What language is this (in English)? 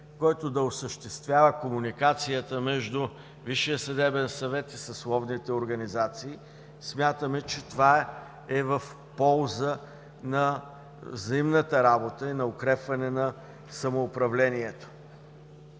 Bulgarian